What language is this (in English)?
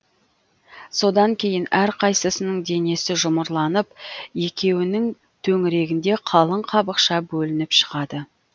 Kazakh